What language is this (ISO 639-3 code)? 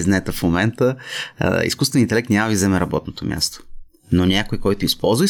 bul